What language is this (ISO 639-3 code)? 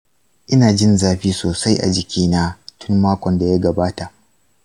hau